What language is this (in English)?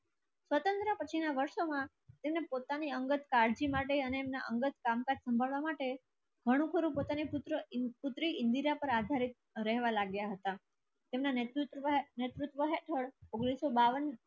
Gujarati